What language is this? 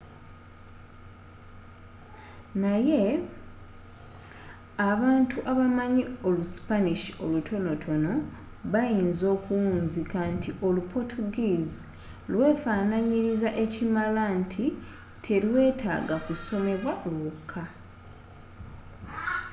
Ganda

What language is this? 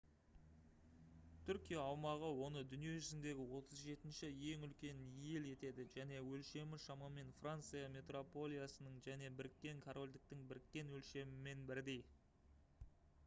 Kazakh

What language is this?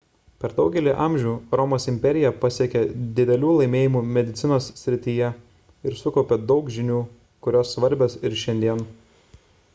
Lithuanian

